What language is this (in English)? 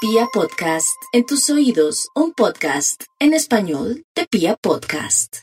Spanish